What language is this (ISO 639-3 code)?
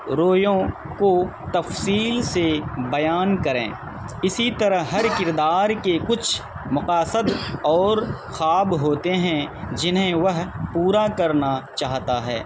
urd